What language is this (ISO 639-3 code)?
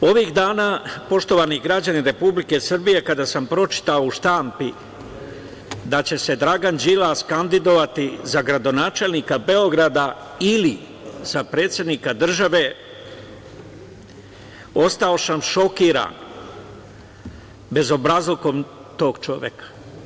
srp